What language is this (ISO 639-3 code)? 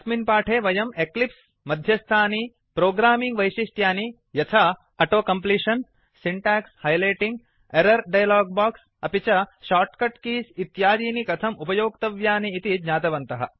san